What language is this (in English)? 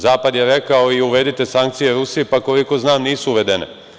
Serbian